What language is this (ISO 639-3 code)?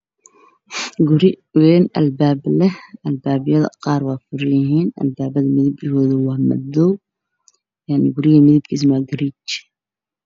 som